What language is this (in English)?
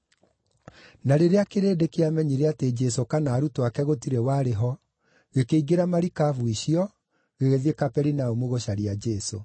Kikuyu